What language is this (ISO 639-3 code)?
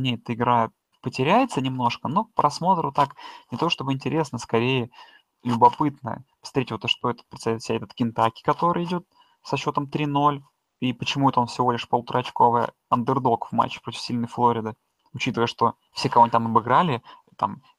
rus